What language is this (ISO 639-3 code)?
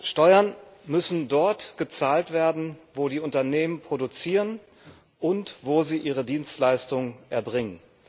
deu